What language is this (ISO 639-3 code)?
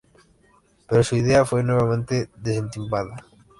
spa